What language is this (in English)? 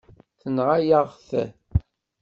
Kabyle